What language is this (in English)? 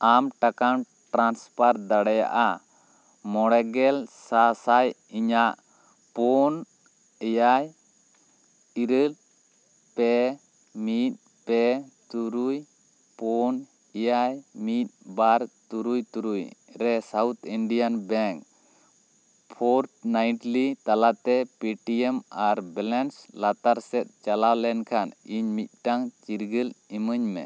Santali